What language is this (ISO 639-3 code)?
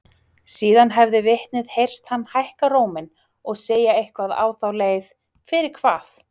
isl